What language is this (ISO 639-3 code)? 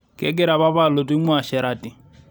mas